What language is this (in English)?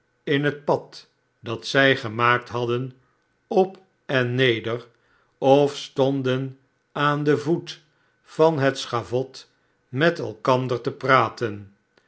Dutch